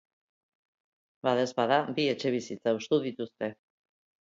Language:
Basque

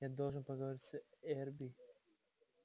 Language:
Russian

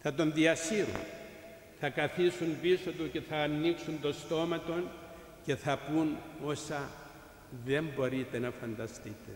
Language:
Greek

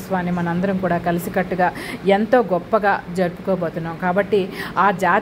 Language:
Telugu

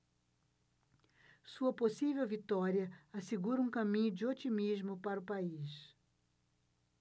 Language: Portuguese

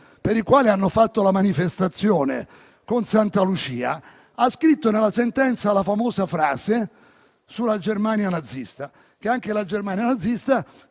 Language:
Italian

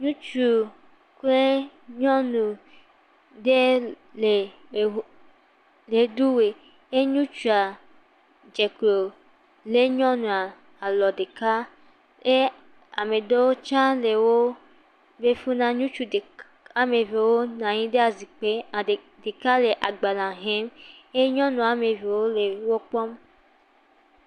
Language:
Ewe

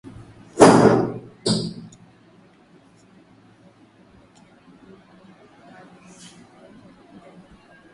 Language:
Swahili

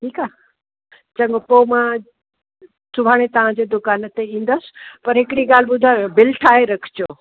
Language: Sindhi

